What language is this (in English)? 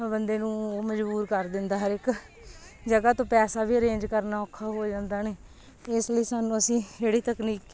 Punjabi